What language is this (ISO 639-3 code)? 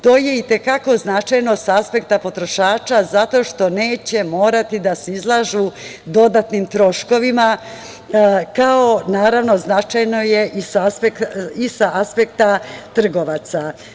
srp